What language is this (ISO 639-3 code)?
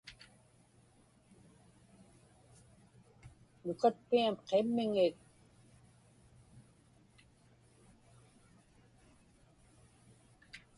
ipk